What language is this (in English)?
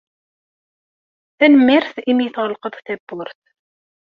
Kabyle